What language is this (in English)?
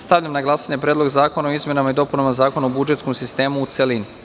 Serbian